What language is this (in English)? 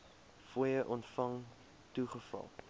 Afrikaans